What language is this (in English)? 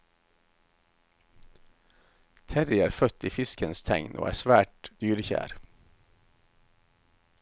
Norwegian